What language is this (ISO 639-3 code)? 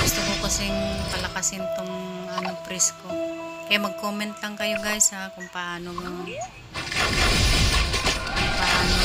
fil